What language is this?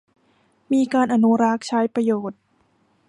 Thai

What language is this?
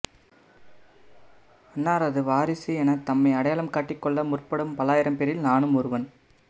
Tamil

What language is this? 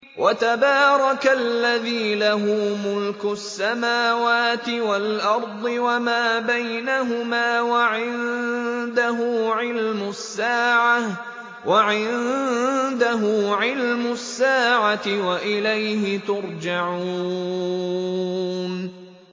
Arabic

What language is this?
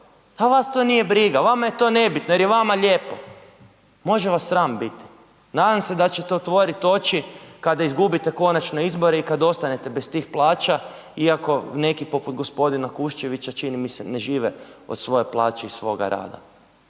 Croatian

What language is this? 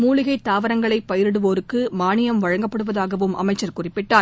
Tamil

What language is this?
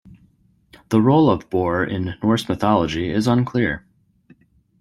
English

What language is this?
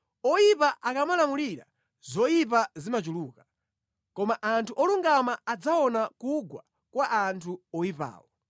Nyanja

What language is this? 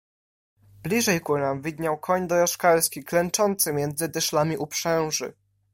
Polish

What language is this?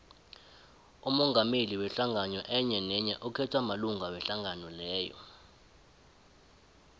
South Ndebele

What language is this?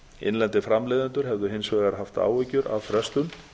Icelandic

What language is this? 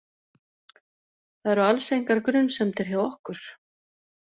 Icelandic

